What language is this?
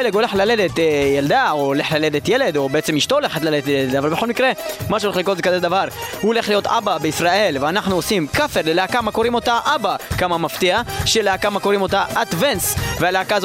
Hebrew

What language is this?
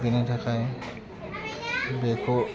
Bodo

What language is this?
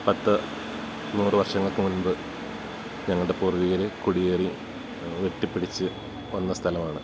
Malayalam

